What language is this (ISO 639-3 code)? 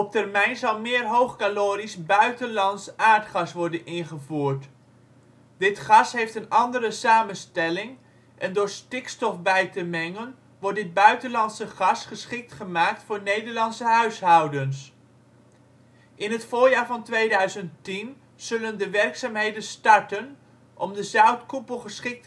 nld